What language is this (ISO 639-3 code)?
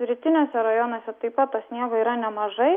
lit